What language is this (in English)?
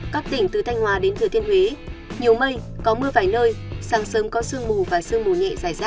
Vietnamese